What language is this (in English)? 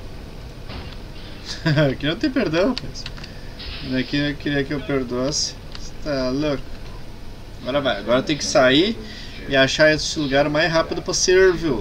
Portuguese